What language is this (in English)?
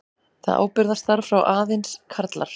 Icelandic